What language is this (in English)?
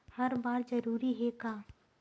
Chhattisgarhi